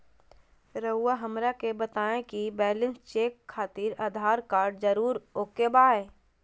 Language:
Magahi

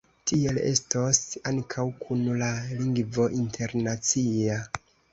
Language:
Esperanto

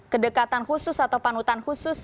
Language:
Indonesian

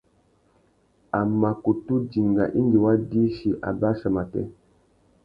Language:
Tuki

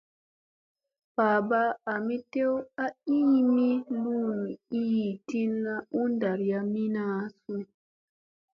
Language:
Musey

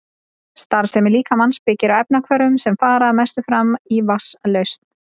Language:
Icelandic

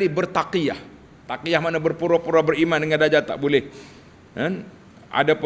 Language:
Malay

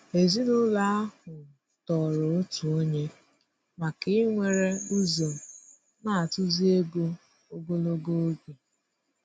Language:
Igbo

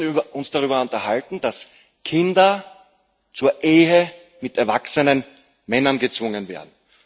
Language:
German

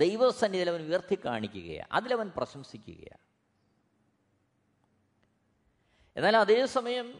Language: Malayalam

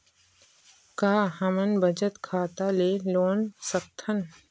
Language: Chhattisgarhi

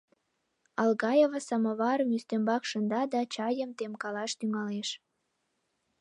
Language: Mari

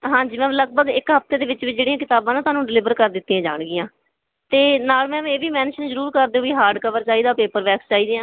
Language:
Punjabi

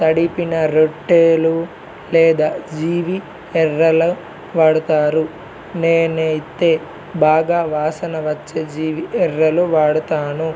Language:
Telugu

